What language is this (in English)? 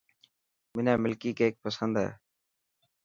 Dhatki